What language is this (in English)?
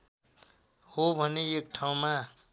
Nepali